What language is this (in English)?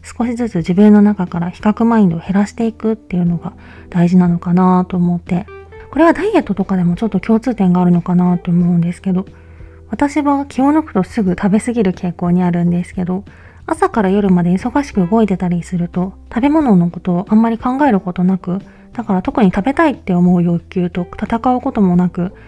Japanese